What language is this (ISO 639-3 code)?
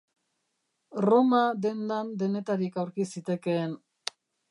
eus